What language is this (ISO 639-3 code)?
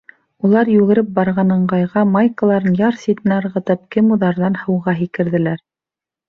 bak